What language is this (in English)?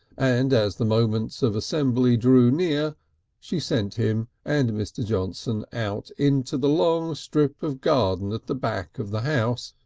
English